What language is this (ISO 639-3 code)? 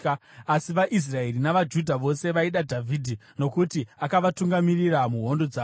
sna